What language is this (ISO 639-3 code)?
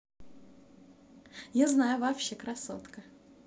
rus